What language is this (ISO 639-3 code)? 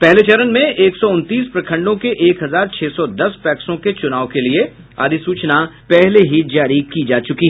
hin